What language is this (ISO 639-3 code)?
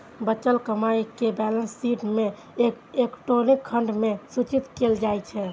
mai